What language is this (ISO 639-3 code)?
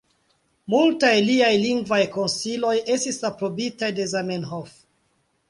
epo